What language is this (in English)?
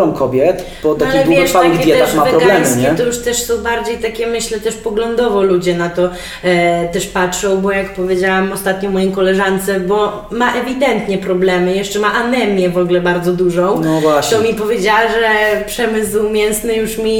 Polish